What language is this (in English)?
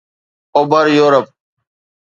Sindhi